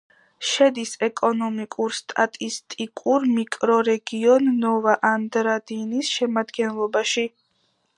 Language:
Georgian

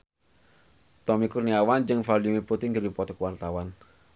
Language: Sundanese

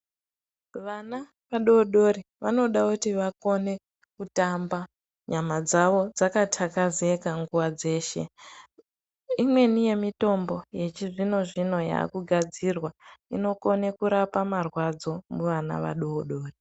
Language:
Ndau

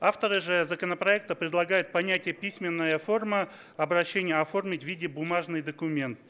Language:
Russian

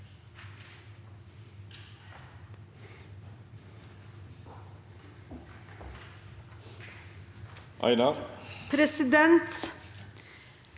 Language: Norwegian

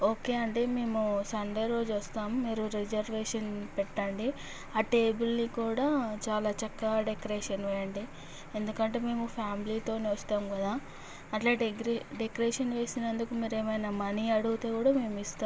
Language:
Telugu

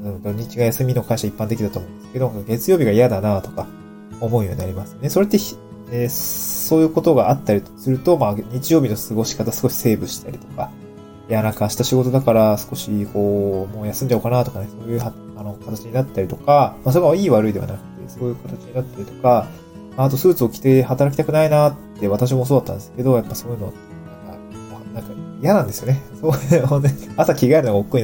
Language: Japanese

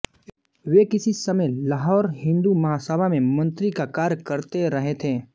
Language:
Hindi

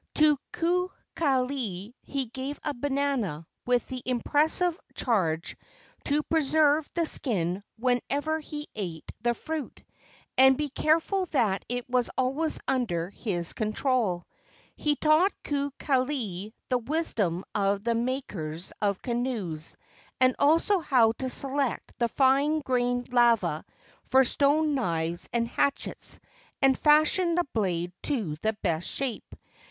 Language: English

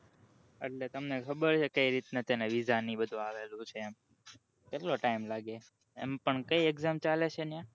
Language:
Gujarati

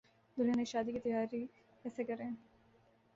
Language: Urdu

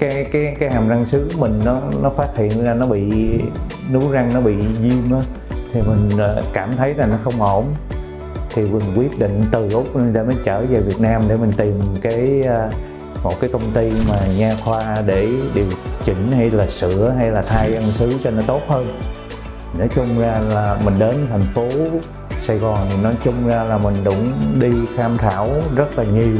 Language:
Vietnamese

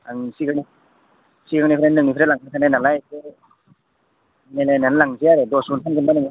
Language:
Bodo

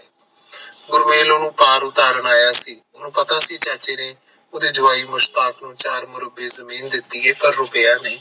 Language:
Punjabi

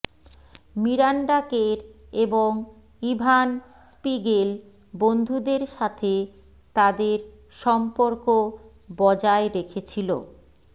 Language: Bangla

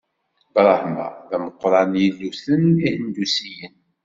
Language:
Kabyle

